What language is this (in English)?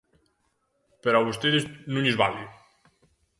Galician